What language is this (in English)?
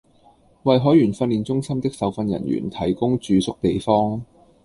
Cantonese